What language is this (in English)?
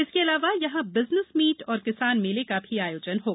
Hindi